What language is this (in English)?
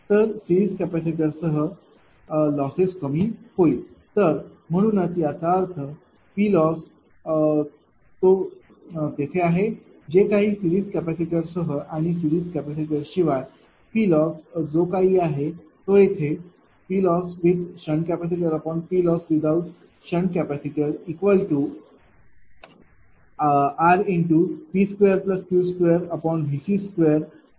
Marathi